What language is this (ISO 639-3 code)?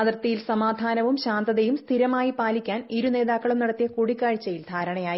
mal